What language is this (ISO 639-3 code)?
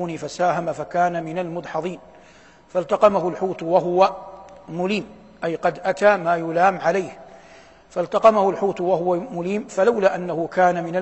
ara